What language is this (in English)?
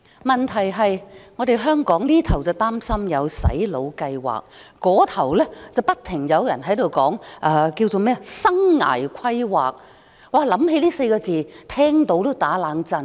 Cantonese